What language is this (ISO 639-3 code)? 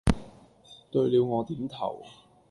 yue